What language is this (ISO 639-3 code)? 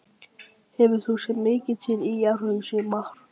isl